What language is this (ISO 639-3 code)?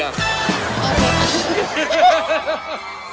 tha